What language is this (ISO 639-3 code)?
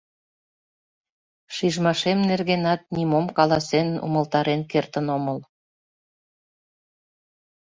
chm